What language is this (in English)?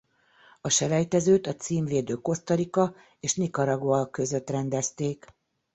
Hungarian